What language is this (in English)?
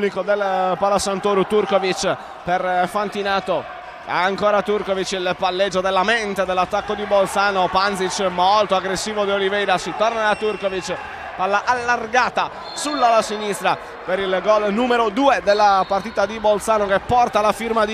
Italian